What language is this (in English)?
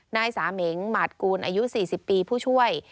Thai